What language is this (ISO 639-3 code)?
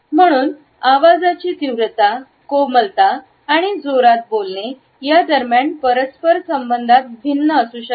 mar